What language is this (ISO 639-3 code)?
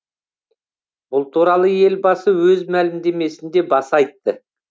kaz